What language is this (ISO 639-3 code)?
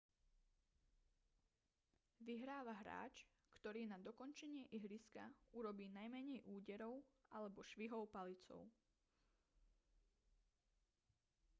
slk